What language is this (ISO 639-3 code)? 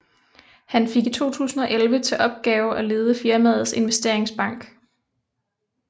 dan